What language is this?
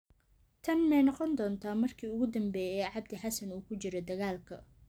Somali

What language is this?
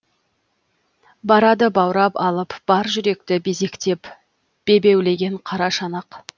Kazakh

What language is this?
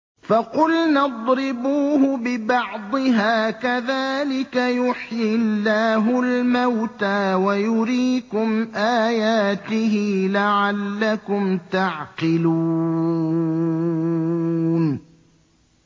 Arabic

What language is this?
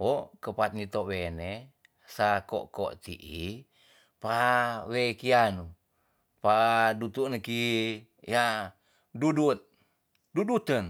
Tonsea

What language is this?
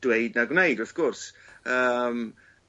Welsh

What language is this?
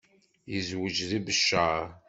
Kabyle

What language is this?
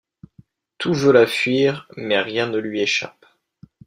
French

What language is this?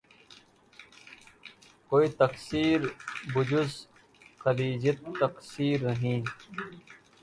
Urdu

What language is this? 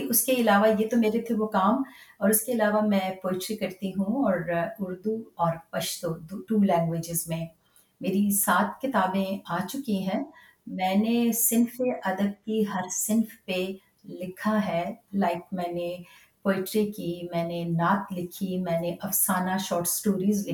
Urdu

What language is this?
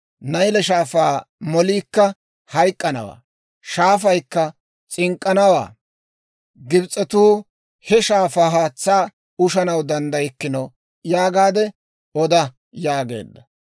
Dawro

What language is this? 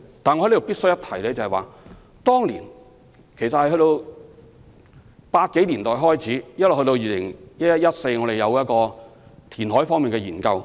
Cantonese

